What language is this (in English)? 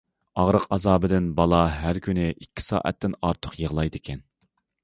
Uyghur